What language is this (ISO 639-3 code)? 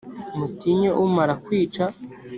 kin